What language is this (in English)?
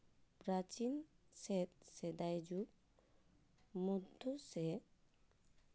Santali